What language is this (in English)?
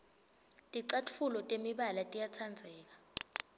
Swati